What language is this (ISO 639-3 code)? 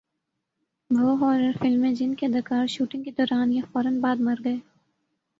urd